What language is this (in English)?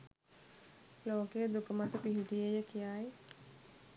Sinhala